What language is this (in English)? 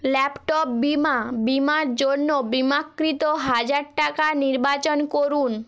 Bangla